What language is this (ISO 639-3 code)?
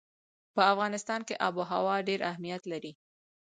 pus